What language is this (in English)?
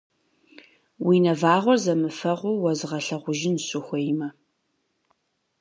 Kabardian